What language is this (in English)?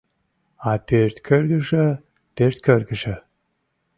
Mari